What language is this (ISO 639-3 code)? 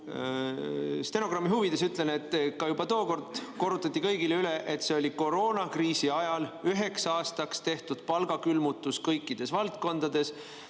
est